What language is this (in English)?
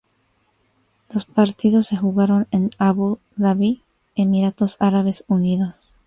Spanish